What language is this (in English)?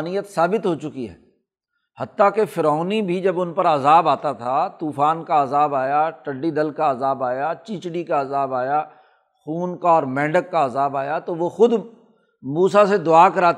Urdu